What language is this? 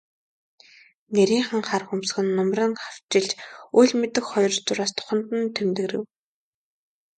Mongolian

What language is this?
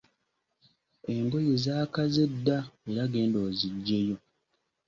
Ganda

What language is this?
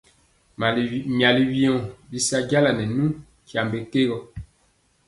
Mpiemo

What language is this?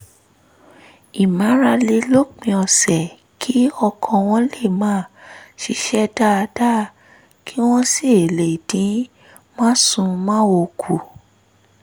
Yoruba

